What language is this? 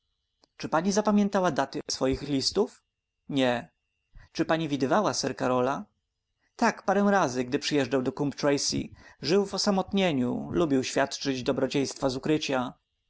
Polish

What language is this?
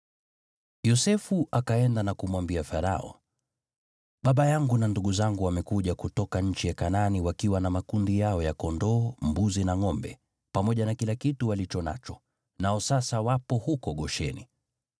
Swahili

